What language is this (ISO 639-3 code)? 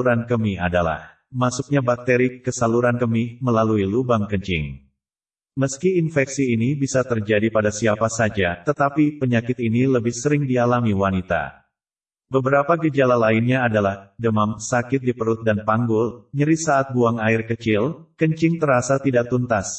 ind